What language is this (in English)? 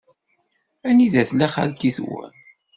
Kabyle